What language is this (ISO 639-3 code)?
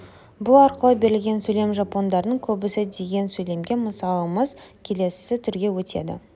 kaz